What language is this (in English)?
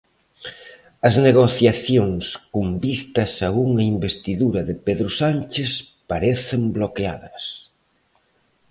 Galician